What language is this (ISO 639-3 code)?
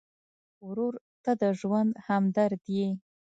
pus